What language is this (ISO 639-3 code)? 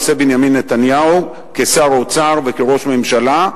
heb